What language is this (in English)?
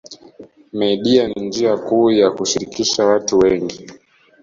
Swahili